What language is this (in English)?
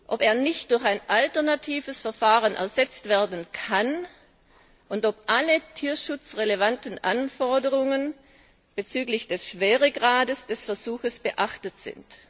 German